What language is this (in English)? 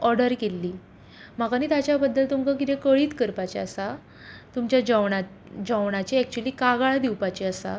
Konkani